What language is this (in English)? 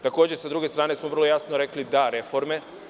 Serbian